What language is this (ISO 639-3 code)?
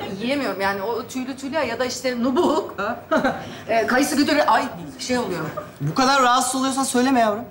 tur